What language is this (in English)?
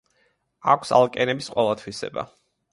Georgian